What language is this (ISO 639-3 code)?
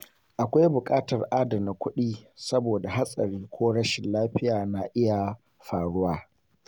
hau